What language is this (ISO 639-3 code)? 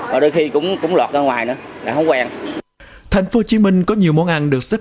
vie